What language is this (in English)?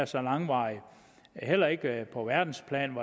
Danish